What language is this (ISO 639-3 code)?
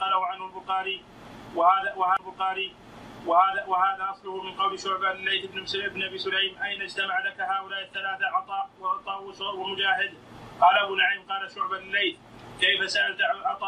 ara